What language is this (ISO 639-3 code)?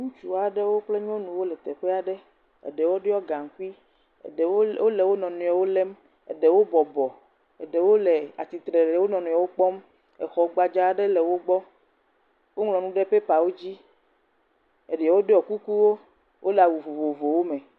ewe